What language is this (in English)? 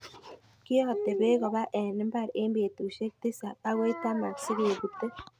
Kalenjin